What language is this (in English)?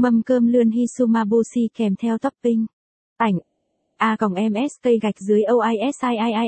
Vietnamese